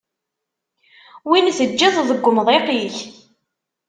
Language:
Kabyle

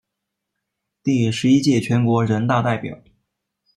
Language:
Chinese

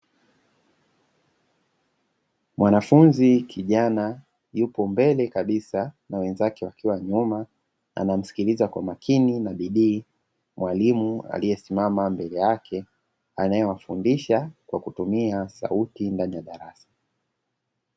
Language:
Swahili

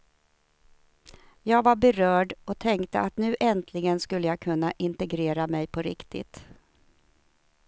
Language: Swedish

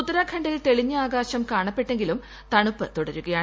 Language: Malayalam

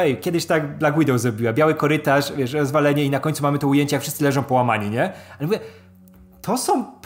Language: Polish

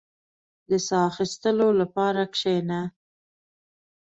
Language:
Pashto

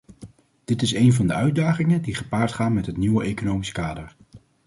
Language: Dutch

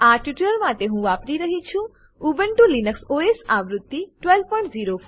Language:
Gujarati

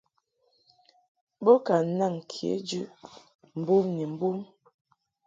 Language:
Mungaka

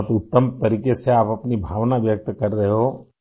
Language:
Urdu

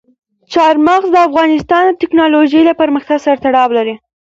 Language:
Pashto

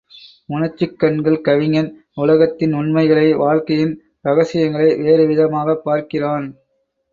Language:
Tamil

